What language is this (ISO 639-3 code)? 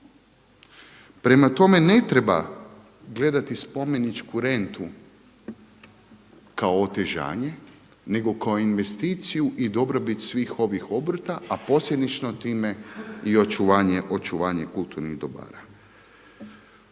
hrv